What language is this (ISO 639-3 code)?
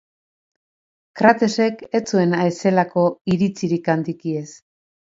eus